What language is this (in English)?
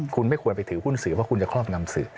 Thai